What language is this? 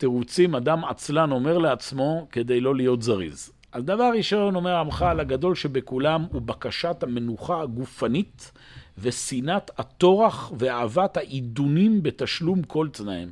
Hebrew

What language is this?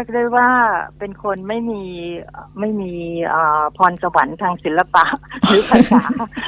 Thai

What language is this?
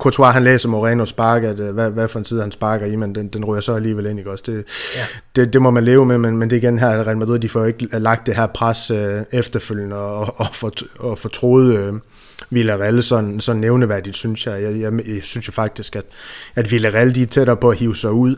Danish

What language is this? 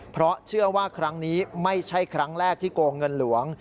Thai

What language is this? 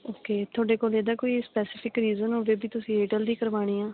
Punjabi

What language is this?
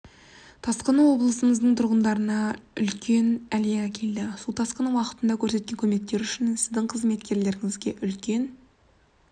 Kazakh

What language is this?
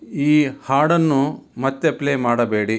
Kannada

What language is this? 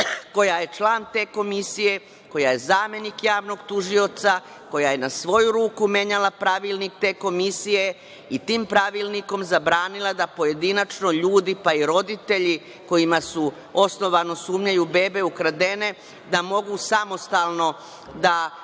Serbian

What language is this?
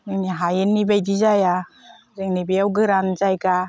Bodo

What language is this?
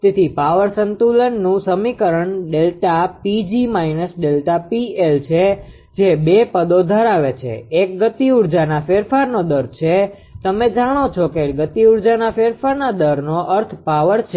Gujarati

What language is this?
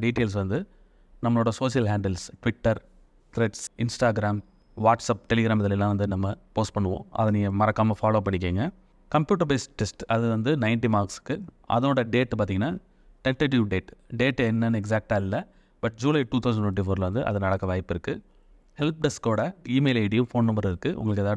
Tamil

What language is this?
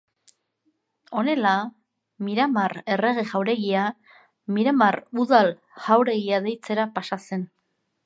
Basque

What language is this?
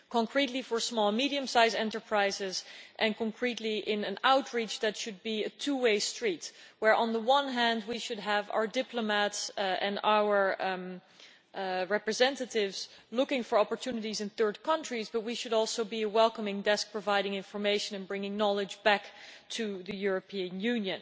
English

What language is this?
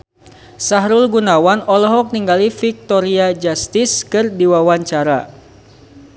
Sundanese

